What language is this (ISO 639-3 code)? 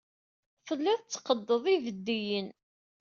kab